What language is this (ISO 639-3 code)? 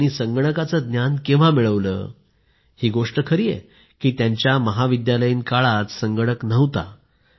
mar